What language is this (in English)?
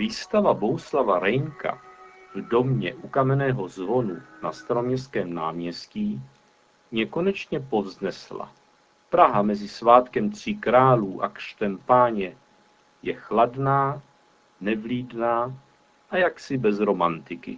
Czech